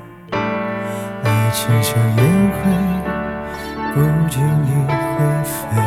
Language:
Chinese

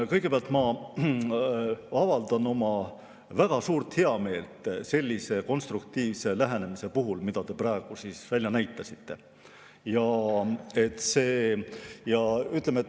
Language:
Estonian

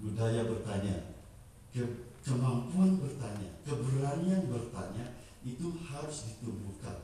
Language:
Indonesian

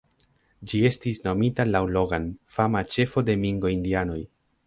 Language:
Esperanto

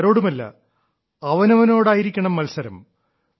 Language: Malayalam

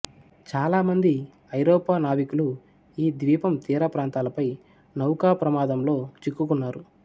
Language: Telugu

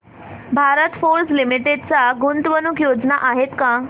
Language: Marathi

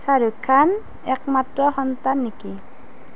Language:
Assamese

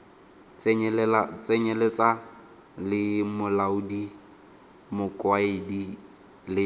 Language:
Tswana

